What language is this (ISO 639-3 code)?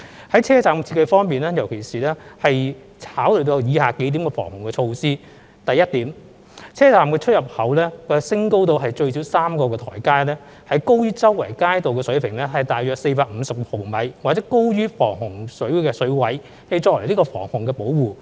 yue